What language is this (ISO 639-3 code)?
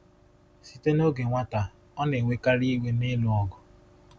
ibo